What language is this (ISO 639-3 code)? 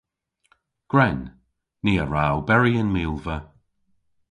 cor